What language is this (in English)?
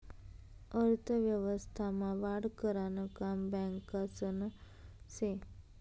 Marathi